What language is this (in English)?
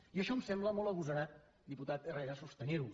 Catalan